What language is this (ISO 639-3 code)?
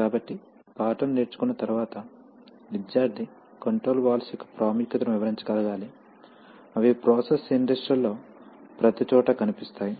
tel